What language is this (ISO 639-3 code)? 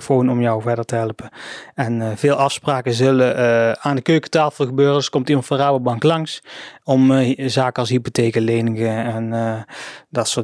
nld